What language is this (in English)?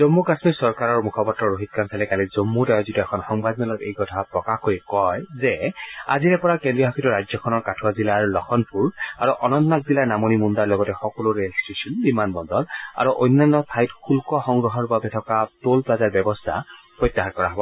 Assamese